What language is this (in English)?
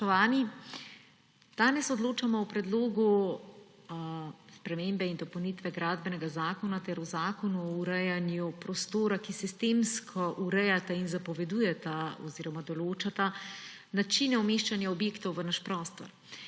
Slovenian